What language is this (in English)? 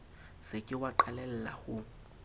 Southern Sotho